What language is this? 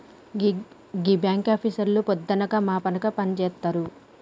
Telugu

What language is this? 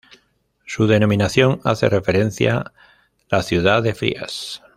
Spanish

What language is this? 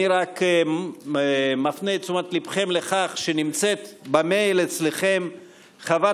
Hebrew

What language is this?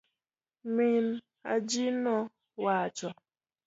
Luo (Kenya and Tanzania)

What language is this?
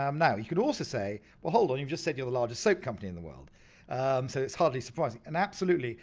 English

